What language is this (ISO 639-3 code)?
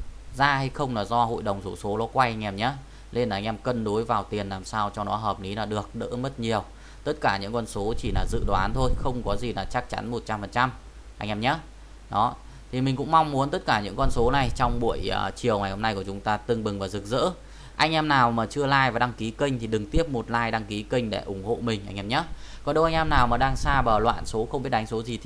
vie